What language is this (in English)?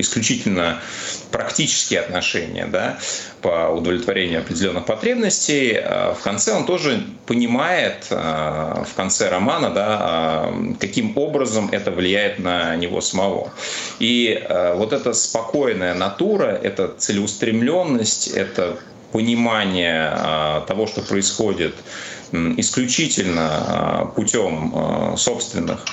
Russian